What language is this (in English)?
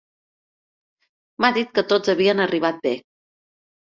Catalan